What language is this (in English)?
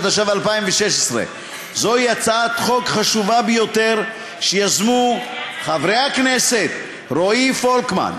Hebrew